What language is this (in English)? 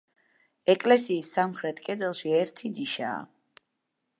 Georgian